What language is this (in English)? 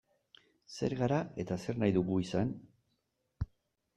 Basque